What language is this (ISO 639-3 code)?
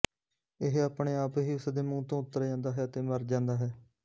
pan